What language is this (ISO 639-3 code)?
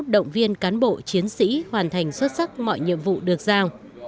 vie